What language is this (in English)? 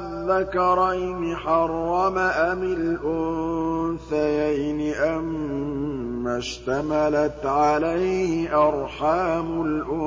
Arabic